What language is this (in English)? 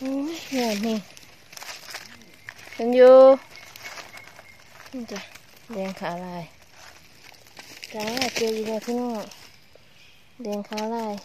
Thai